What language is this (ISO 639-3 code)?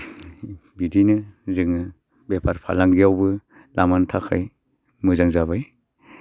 brx